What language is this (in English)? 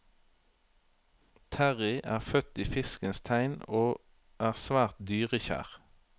Norwegian